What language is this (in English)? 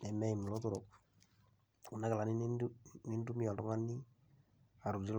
Masai